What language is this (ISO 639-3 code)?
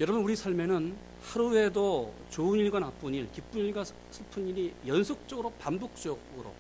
kor